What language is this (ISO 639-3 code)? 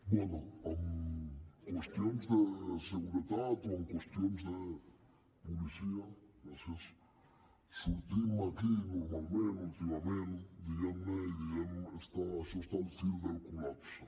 cat